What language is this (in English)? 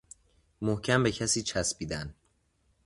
Persian